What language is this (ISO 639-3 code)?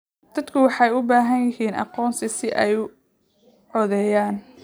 som